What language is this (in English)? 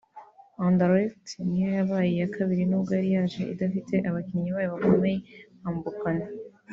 Kinyarwanda